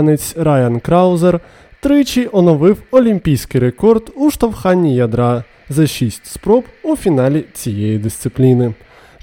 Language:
Ukrainian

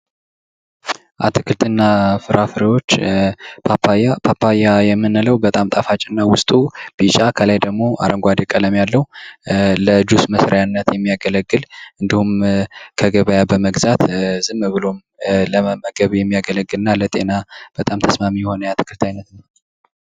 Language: Amharic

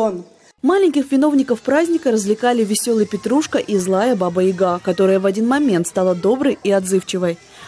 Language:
Russian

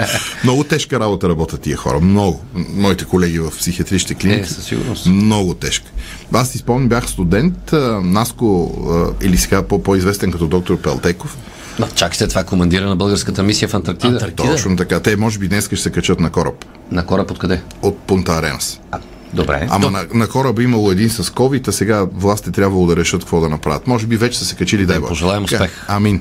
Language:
Bulgarian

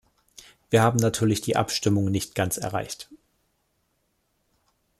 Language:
German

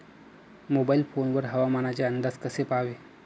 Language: Marathi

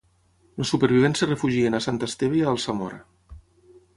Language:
Catalan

